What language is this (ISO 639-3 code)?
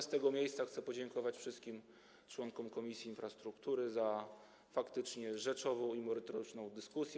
pol